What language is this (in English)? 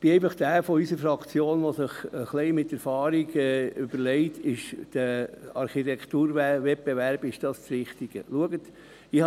Swiss German